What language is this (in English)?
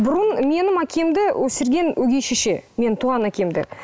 Kazakh